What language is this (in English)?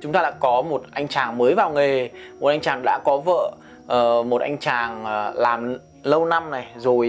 Vietnamese